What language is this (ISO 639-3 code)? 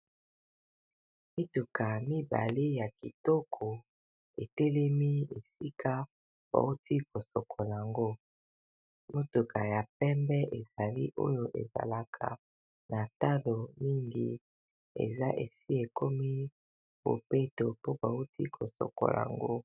lin